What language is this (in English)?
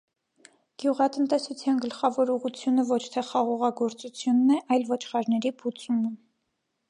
Armenian